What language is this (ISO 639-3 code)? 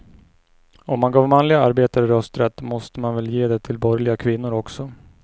swe